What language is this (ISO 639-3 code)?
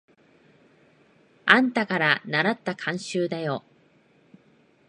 jpn